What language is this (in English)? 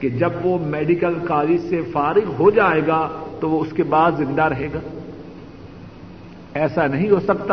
Urdu